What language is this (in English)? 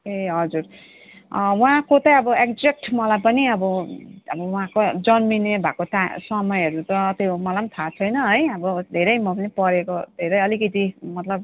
Nepali